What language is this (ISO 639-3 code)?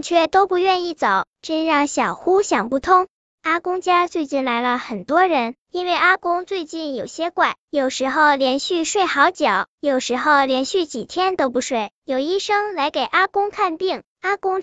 zho